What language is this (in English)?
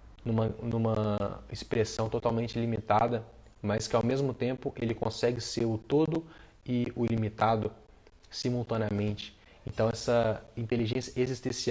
Portuguese